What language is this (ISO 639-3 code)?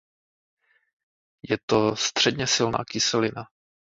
ces